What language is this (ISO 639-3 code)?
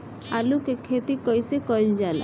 bho